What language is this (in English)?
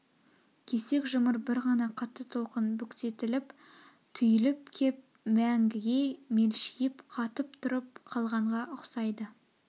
Kazakh